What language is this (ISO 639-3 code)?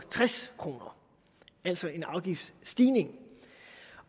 dan